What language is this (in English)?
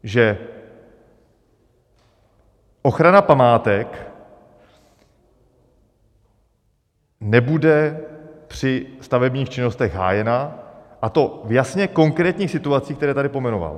Czech